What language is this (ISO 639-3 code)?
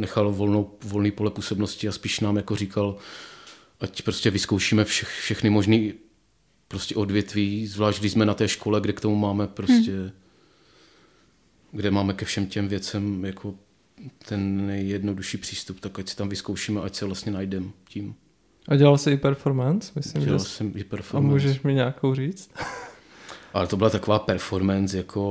ces